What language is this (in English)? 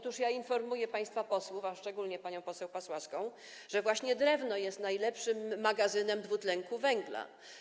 Polish